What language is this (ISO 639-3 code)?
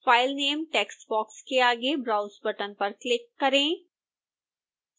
hin